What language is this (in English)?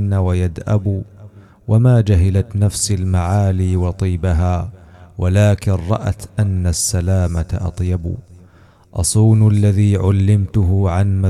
Arabic